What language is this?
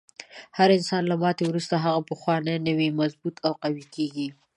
Pashto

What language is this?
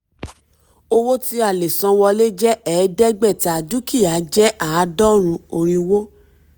Yoruba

